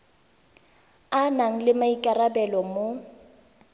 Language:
Tswana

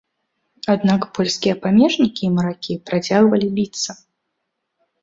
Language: Belarusian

